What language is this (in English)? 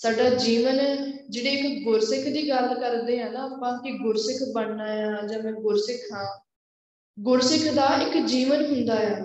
Punjabi